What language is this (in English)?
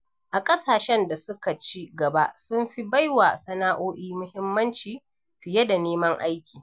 Hausa